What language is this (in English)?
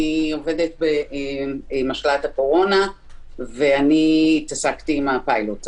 Hebrew